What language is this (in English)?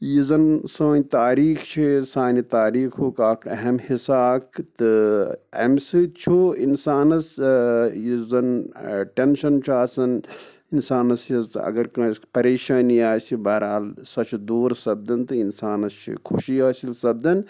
Kashmiri